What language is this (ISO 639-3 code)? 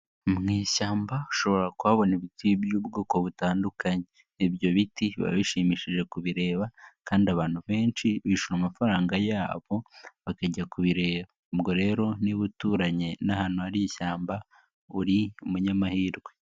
kin